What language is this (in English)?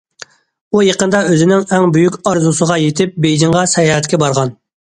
Uyghur